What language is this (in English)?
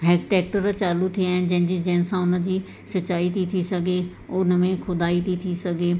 Sindhi